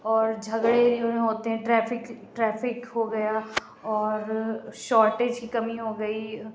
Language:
Urdu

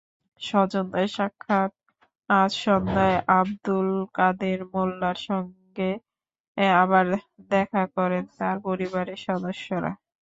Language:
Bangla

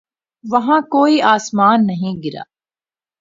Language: Urdu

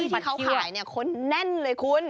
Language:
Thai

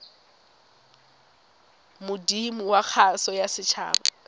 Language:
Tswana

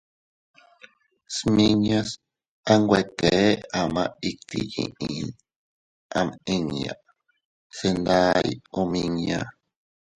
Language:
Teutila Cuicatec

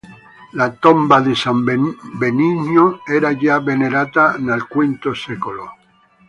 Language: Italian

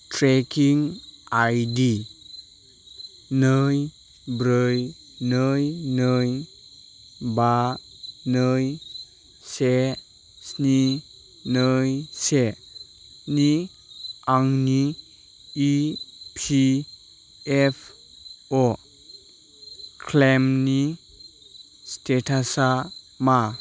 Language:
Bodo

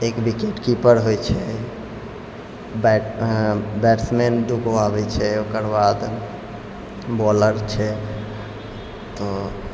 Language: Maithili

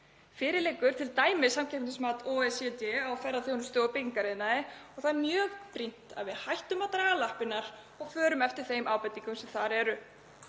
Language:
Icelandic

